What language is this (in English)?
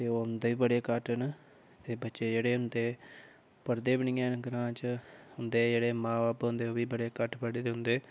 Dogri